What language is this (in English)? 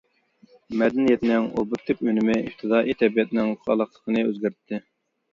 Uyghur